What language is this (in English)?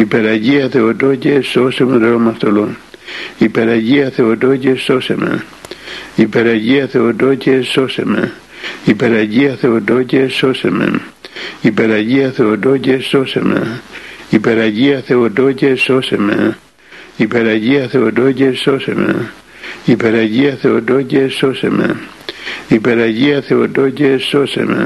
Greek